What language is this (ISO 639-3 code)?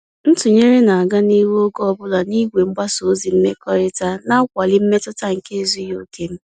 ibo